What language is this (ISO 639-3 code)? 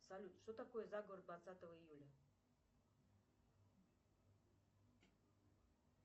rus